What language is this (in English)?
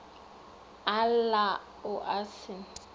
Northern Sotho